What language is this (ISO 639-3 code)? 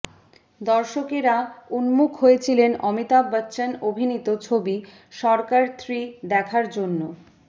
ben